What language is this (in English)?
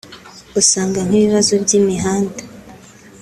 Kinyarwanda